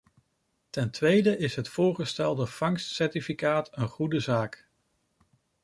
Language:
Dutch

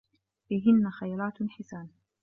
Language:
Arabic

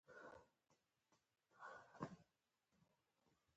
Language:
Pashto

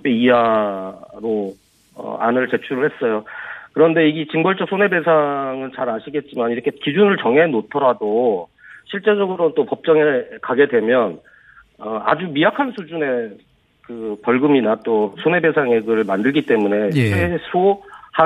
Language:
Korean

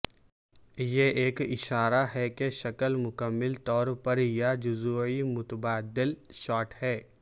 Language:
Urdu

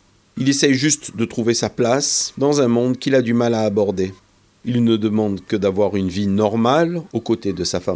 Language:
French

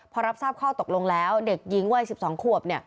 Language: Thai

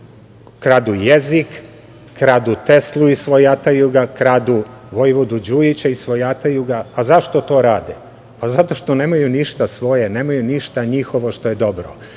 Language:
Serbian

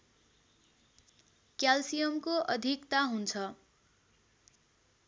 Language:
Nepali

